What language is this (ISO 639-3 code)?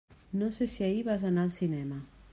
cat